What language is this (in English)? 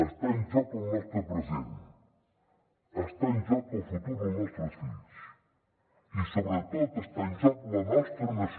Catalan